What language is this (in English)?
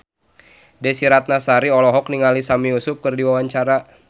Sundanese